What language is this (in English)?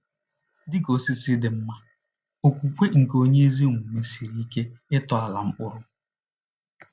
Igbo